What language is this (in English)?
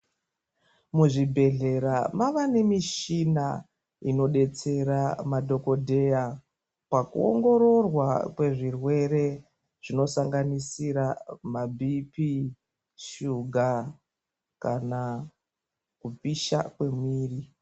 Ndau